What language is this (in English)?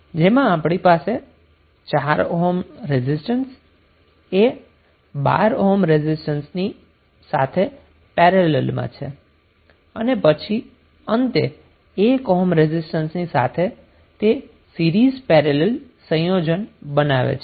Gujarati